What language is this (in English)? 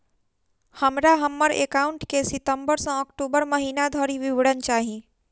Maithili